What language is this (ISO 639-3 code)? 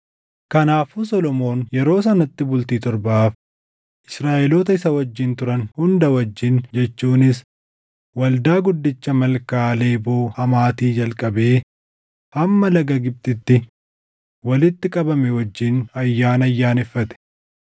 orm